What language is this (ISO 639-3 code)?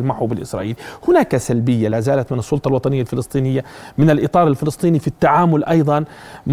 ara